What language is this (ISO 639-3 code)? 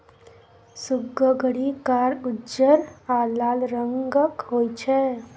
mai